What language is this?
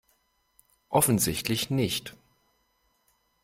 German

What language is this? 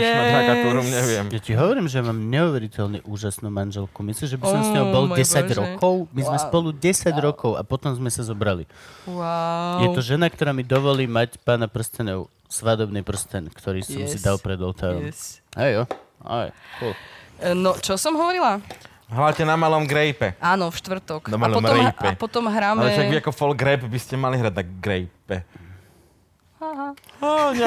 Slovak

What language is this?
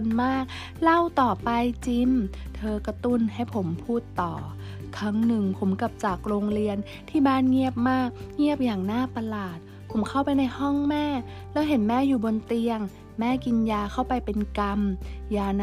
Thai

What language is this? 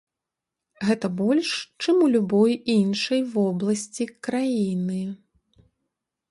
Belarusian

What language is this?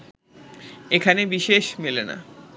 Bangla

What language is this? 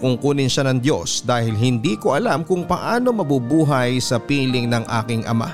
Filipino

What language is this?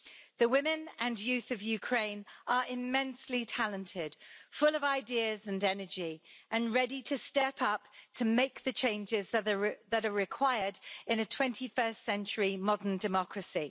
English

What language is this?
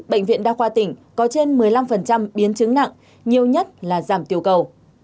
Vietnamese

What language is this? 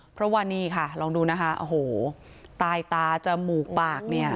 Thai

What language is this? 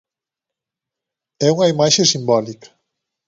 Galician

